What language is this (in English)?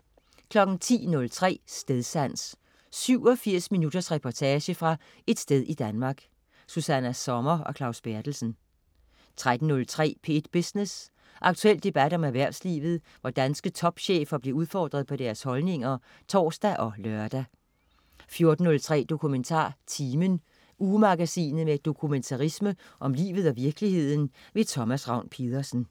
Danish